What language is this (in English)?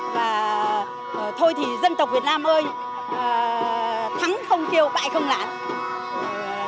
Vietnamese